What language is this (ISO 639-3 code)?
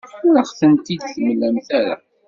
kab